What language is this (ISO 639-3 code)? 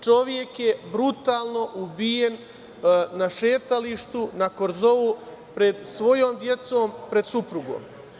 srp